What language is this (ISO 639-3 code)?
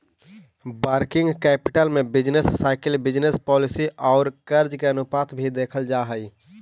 mag